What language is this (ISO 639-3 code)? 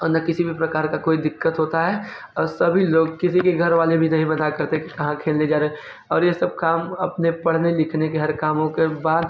hin